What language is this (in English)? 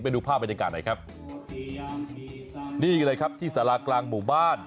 Thai